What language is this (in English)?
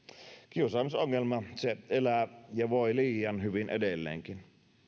Finnish